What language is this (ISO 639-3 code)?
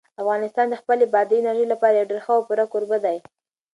pus